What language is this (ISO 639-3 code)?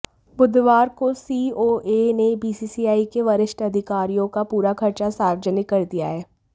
hin